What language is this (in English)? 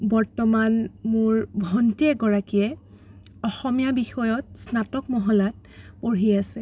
Assamese